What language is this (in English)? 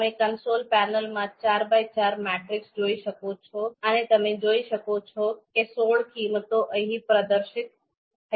Gujarati